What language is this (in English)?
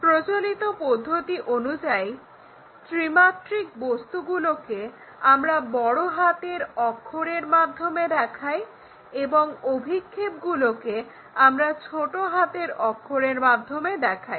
Bangla